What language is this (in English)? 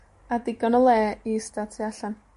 Welsh